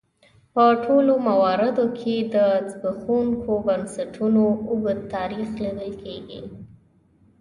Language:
Pashto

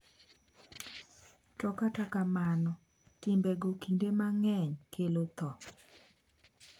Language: Luo (Kenya and Tanzania)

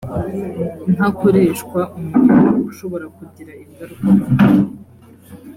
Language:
Kinyarwanda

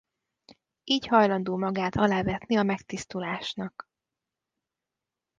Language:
Hungarian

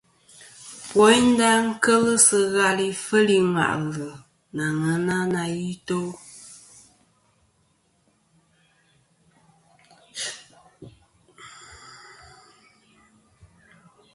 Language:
Kom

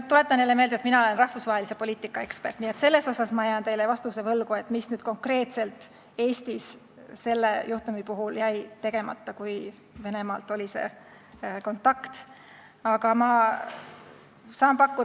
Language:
Estonian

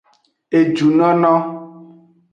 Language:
Aja (Benin)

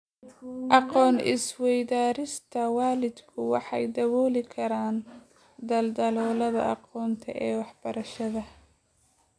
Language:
Somali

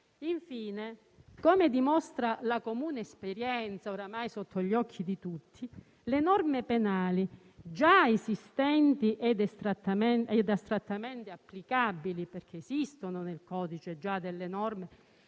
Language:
Italian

